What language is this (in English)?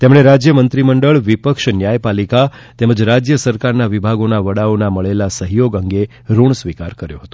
Gujarati